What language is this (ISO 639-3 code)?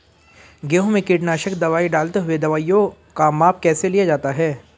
hin